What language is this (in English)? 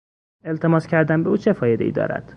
Persian